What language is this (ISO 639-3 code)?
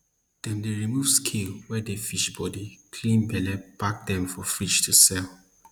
pcm